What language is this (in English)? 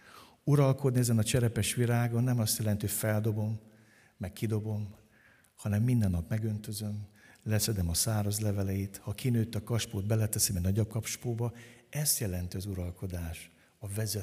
Hungarian